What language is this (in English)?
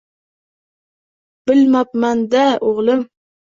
Uzbek